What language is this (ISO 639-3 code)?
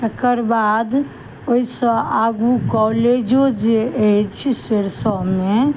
mai